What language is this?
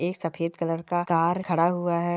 Marwari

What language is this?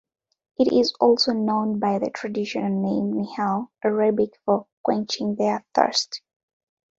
English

